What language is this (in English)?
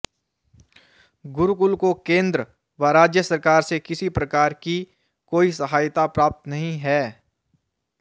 Sanskrit